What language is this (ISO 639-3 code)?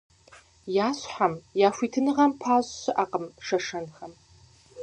kbd